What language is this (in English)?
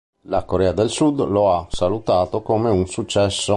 Italian